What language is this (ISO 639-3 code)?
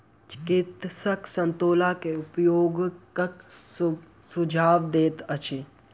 mai